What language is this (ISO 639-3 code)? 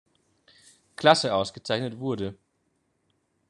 deu